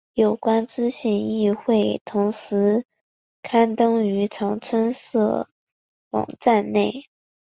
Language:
Chinese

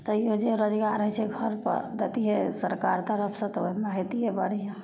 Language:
Maithili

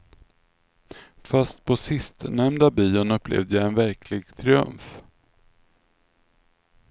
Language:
Swedish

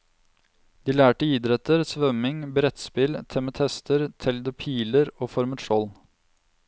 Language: Norwegian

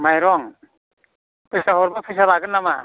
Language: Bodo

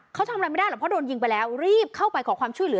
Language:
Thai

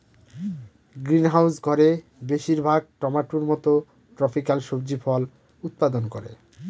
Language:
Bangla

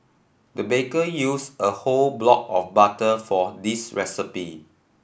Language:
English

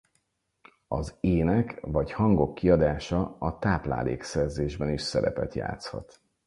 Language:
Hungarian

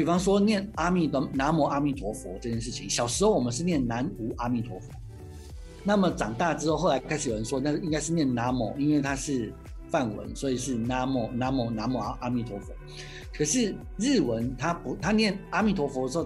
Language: Chinese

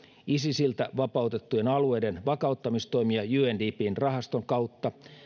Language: Finnish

